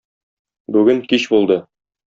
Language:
Tatar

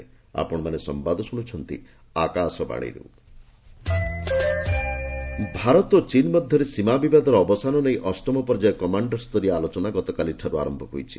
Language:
Odia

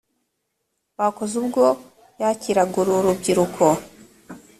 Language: Kinyarwanda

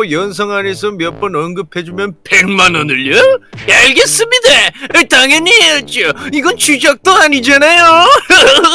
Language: Korean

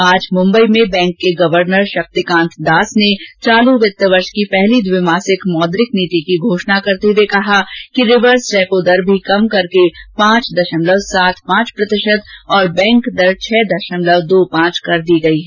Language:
Hindi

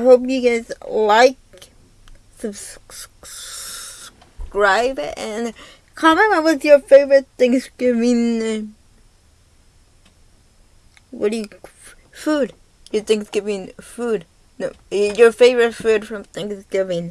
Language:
English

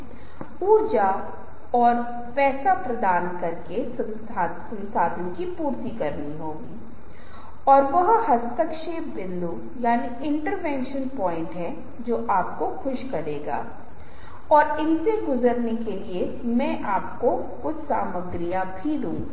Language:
Hindi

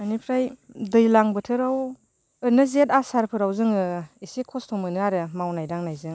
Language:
Bodo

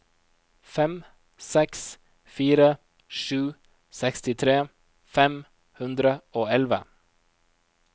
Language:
Norwegian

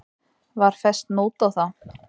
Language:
Icelandic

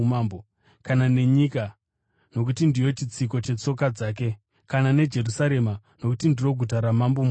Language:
Shona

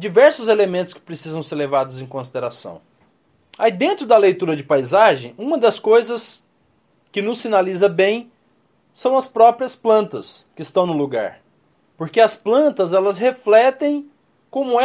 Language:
Portuguese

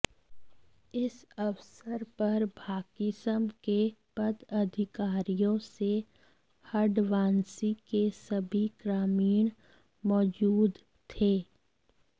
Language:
Hindi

